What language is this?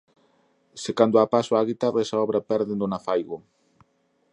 Galician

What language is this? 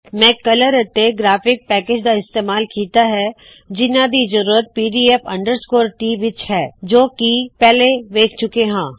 Punjabi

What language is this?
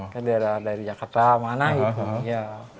Indonesian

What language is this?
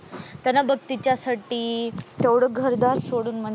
Marathi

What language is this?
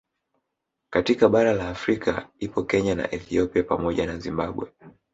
Swahili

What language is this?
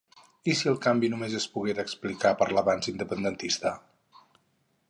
Catalan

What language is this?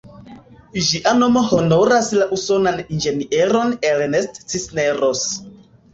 Esperanto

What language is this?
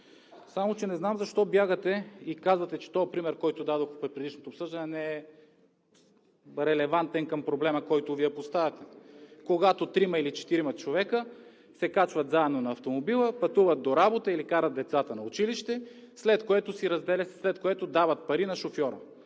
Bulgarian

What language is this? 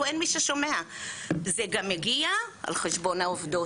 Hebrew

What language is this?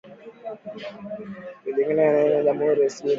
Swahili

